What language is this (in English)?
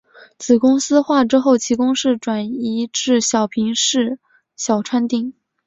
Chinese